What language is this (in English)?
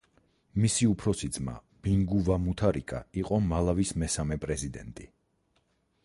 Georgian